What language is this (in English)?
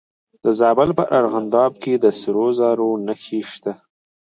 Pashto